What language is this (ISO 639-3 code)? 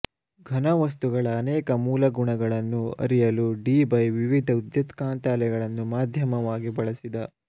kan